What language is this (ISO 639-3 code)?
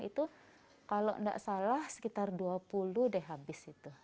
ind